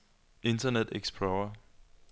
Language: Danish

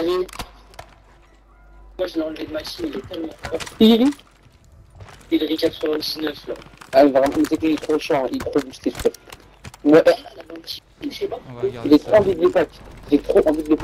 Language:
French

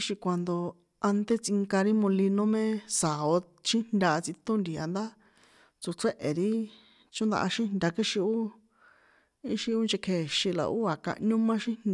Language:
San Juan Atzingo Popoloca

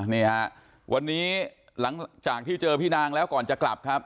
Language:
Thai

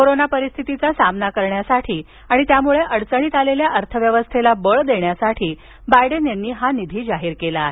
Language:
Marathi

